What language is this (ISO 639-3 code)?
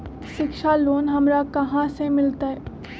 mag